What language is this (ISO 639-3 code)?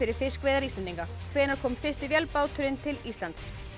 isl